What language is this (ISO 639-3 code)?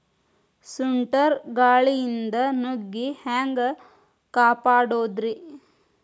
kan